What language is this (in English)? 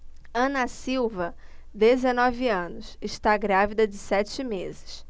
Portuguese